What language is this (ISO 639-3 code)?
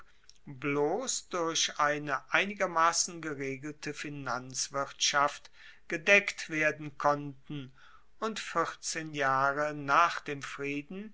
deu